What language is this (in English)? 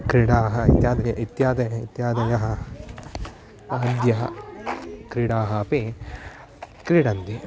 Sanskrit